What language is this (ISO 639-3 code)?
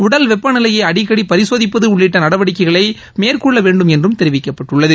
tam